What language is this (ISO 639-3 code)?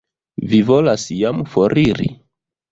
epo